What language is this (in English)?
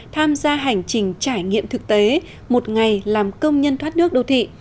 Vietnamese